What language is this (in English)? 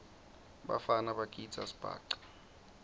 Swati